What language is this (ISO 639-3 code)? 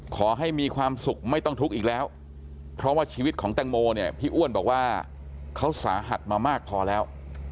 tha